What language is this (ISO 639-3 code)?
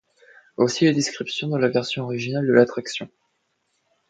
fra